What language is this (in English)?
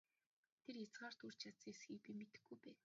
Mongolian